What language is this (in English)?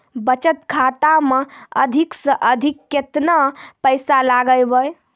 Maithili